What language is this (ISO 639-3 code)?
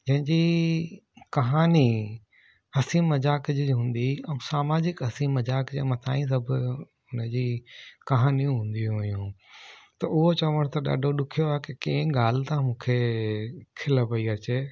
snd